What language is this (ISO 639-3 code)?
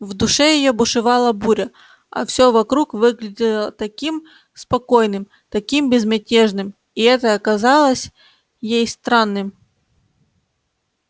rus